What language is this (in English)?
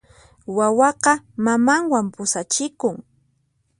Puno Quechua